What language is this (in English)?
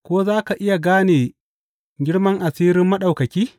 Hausa